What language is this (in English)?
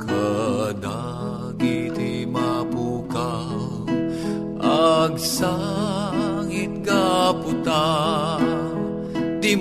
Filipino